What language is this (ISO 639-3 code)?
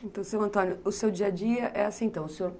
por